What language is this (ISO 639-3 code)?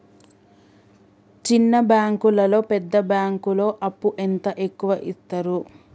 tel